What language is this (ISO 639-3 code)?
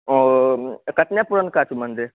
mai